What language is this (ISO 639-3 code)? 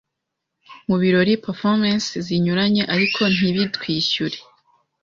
kin